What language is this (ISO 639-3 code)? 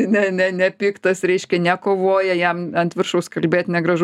lit